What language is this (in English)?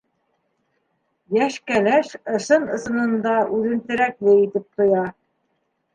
Bashkir